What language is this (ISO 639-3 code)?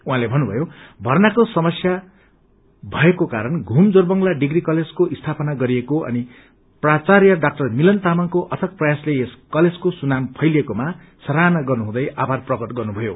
nep